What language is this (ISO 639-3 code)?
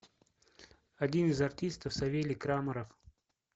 rus